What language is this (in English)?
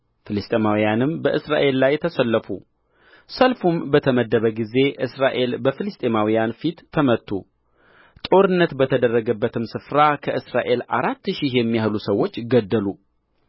Amharic